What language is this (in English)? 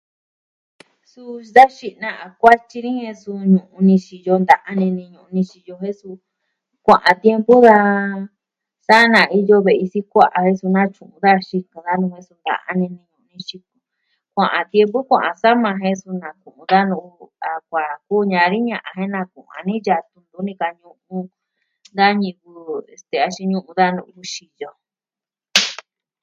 Southwestern Tlaxiaco Mixtec